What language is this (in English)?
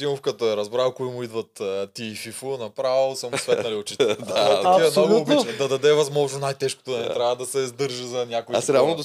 Bulgarian